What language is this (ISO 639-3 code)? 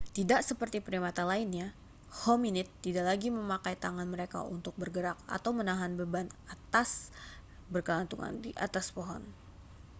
ind